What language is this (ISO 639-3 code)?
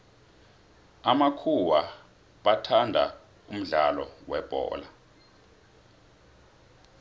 nbl